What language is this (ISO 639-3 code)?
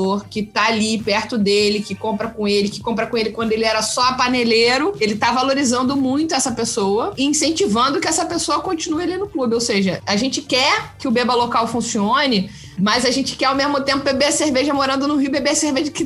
por